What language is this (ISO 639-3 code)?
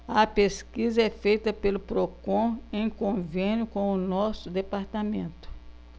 por